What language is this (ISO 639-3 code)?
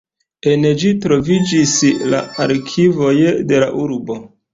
epo